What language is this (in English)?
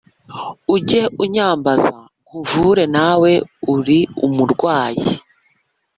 Kinyarwanda